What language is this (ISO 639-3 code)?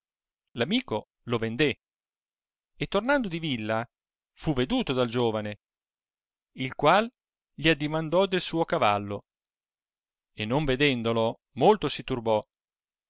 ita